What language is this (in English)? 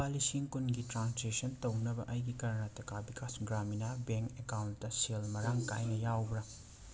Manipuri